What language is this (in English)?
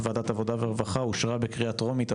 Hebrew